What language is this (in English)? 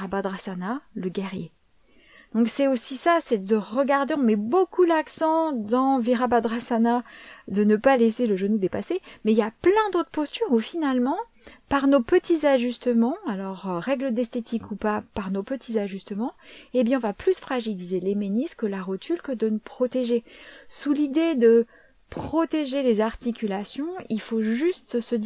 French